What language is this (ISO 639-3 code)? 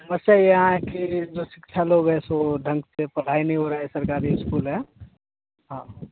hin